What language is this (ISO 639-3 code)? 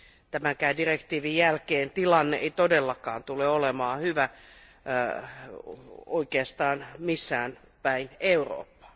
fin